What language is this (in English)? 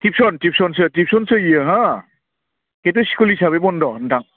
Bodo